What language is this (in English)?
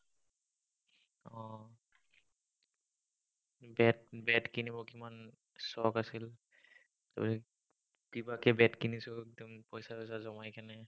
Assamese